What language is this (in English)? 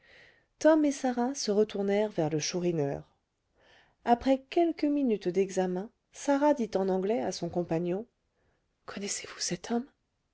French